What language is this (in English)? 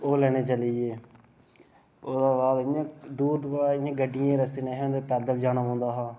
Dogri